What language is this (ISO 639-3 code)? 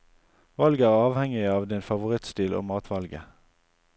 nor